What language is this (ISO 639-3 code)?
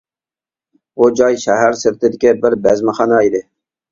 uig